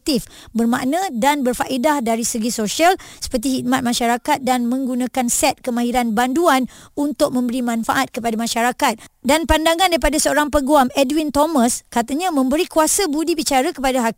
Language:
Malay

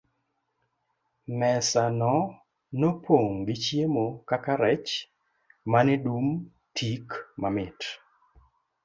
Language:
Luo (Kenya and Tanzania)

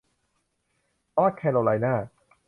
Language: Thai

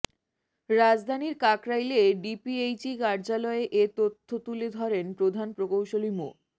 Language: Bangla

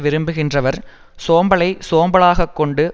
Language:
Tamil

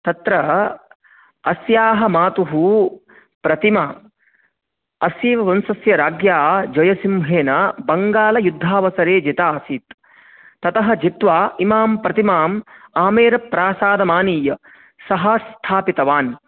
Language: Sanskrit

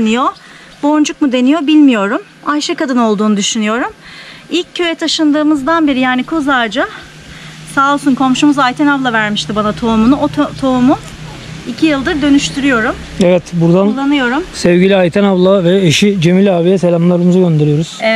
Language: Turkish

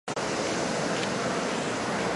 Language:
Chinese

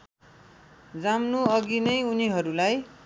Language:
Nepali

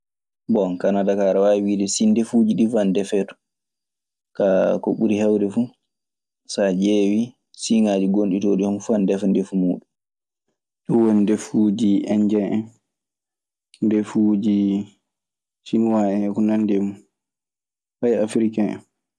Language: Maasina Fulfulde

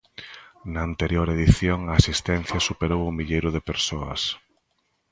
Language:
Galician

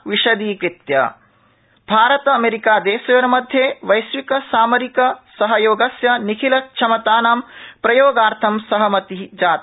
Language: Sanskrit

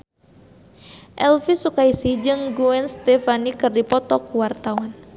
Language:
Sundanese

